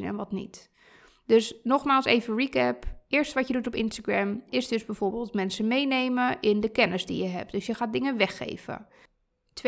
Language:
Dutch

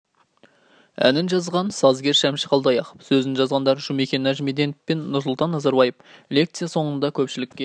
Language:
Kazakh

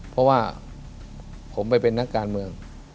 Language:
Thai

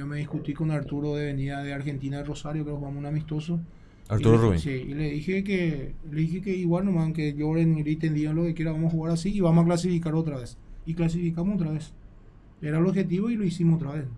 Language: Spanish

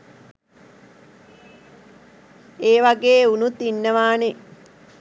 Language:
Sinhala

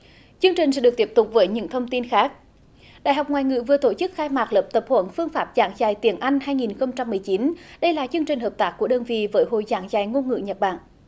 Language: Vietnamese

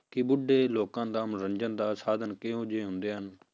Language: Punjabi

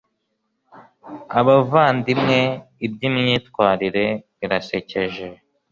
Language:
Kinyarwanda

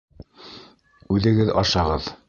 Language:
Bashkir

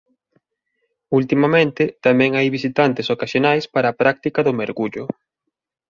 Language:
Galician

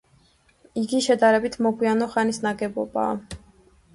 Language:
Georgian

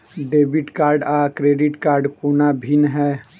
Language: Maithili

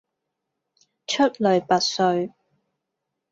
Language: Cantonese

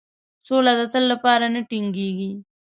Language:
Pashto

